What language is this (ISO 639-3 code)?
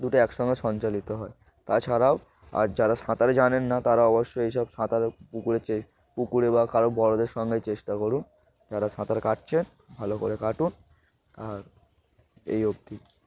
ben